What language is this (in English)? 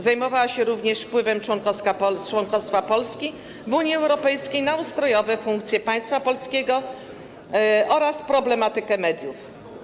Polish